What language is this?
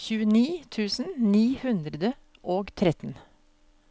Norwegian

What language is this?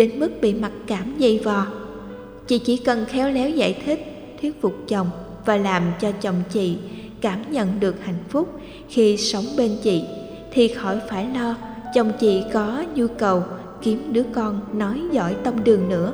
Vietnamese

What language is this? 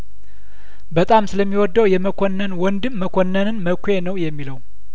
Amharic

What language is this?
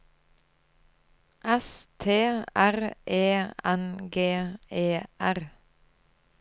Norwegian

